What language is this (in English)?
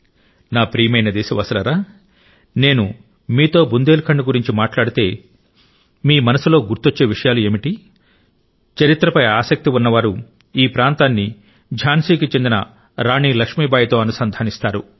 Telugu